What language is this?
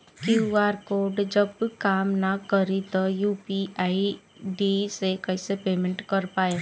Bhojpuri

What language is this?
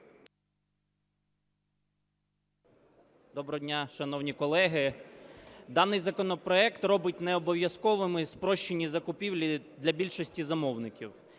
Ukrainian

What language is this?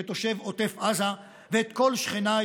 Hebrew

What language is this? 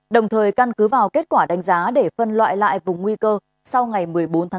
Vietnamese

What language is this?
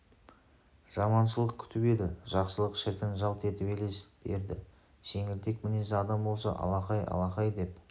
Kazakh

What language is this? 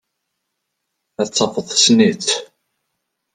Kabyle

